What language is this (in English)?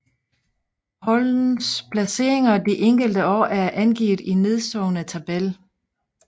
Danish